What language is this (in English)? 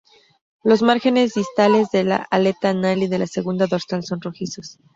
Spanish